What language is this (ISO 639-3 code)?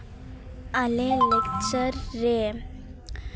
sat